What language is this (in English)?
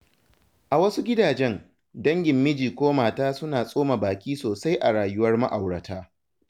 Hausa